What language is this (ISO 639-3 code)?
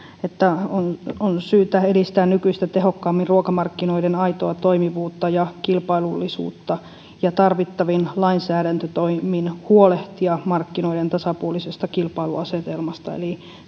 fin